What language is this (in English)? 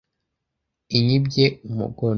Kinyarwanda